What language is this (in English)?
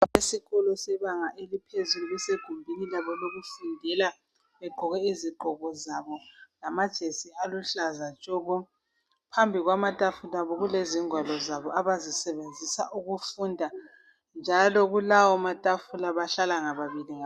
North Ndebele